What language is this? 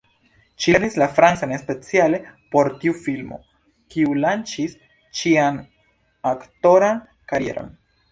Esperanto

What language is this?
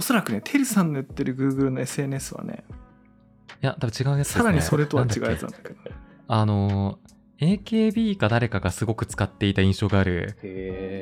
Japanese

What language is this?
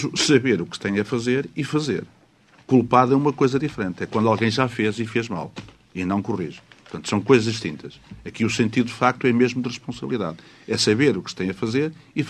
Portuguese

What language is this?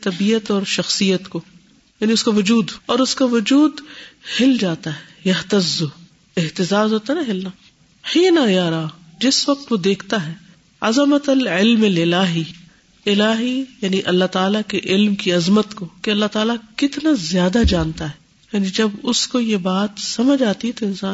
Urdu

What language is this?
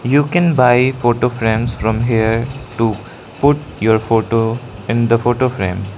English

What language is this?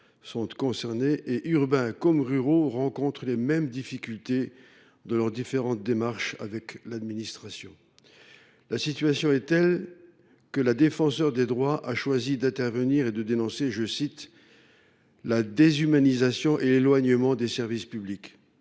French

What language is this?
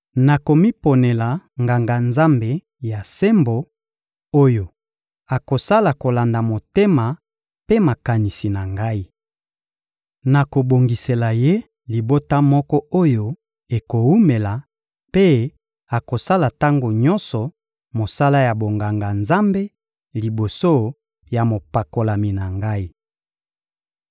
Lingala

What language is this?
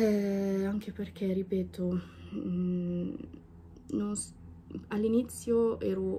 Italian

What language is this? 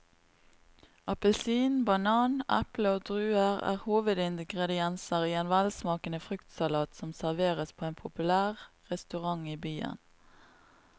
Norwegian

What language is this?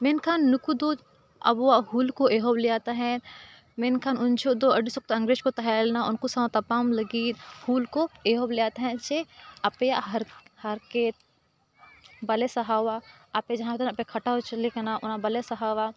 Santali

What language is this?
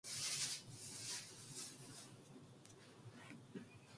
Korean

